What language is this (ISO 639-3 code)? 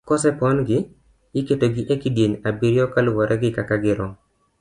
luo